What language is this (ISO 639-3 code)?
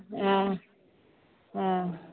mai